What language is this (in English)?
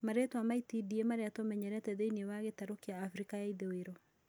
Kikuyu